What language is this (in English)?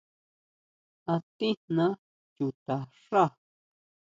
Huautla Mazatec